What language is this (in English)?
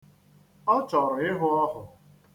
Igbo